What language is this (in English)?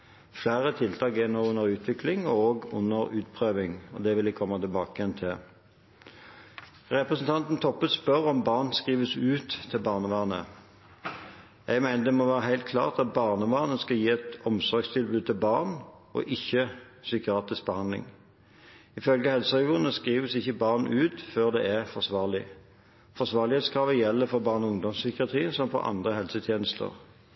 Norwegian Bokmål